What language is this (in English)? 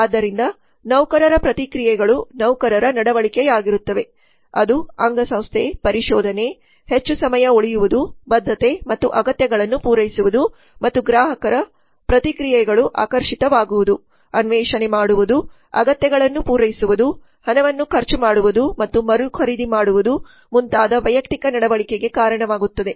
Kannada